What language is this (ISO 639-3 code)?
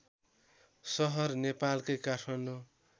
nep